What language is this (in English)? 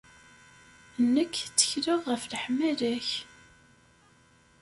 Kabyle